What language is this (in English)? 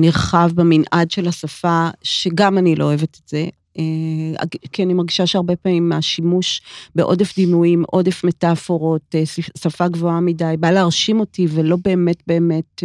Hebrew